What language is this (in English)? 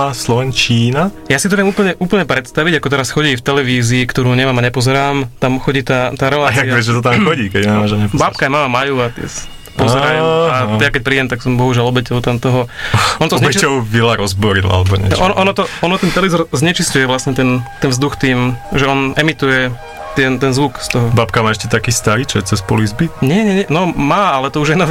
Slovak